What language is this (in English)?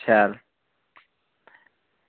Dogri